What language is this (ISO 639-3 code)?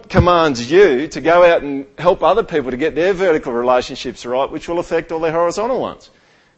eng